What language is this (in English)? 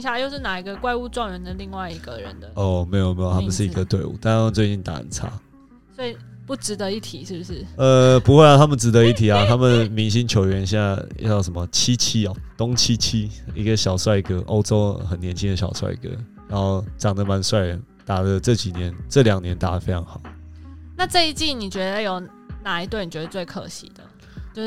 Chinese